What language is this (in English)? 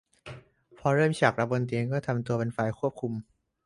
Thai